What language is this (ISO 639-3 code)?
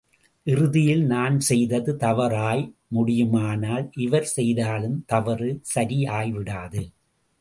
tam